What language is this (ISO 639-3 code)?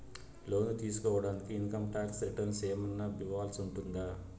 tel